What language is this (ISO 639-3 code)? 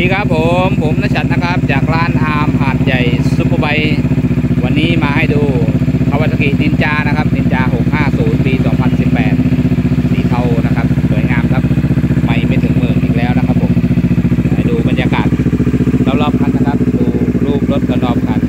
tha